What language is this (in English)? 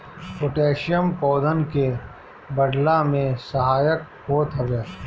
Bhojpuri